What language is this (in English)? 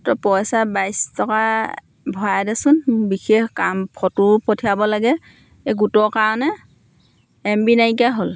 Assamese